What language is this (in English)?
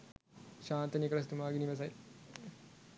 Sinhala